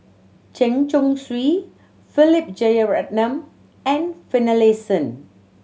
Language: English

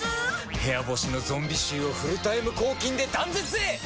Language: Japanese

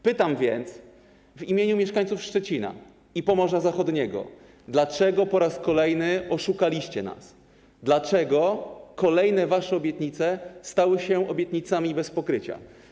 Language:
Polish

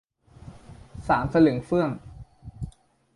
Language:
Thai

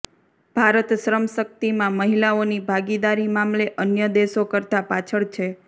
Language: Gujarati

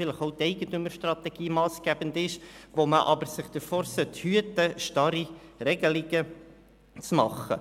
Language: Swiss German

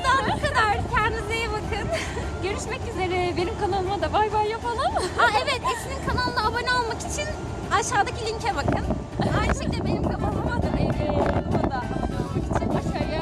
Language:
Turkish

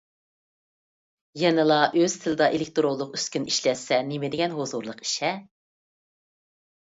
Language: Uyghur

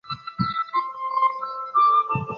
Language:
Chinese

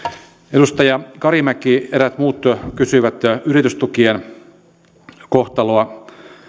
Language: Finnish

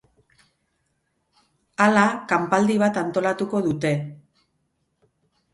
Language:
Basque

